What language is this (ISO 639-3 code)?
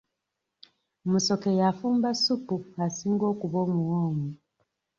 lug